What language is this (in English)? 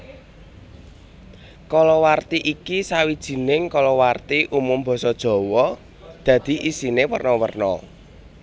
Javanese